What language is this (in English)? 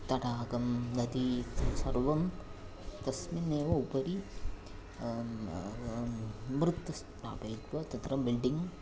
Sanskrit